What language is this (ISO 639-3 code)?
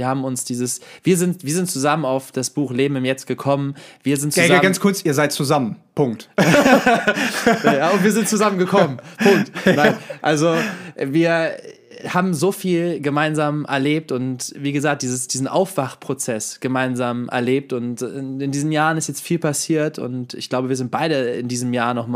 deu